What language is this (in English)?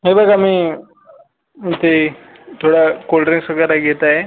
Marathi